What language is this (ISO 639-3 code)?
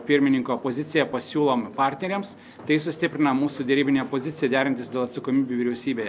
lit